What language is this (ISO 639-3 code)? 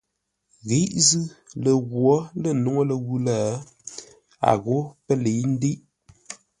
nla